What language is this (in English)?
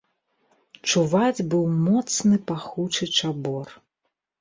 Belarusian